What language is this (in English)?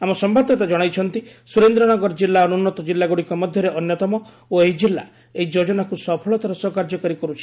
Odia